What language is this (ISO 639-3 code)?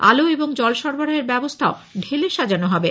ben